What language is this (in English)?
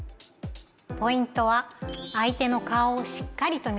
Japanese